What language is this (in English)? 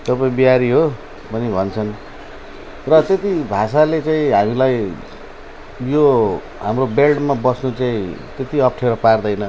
Nepali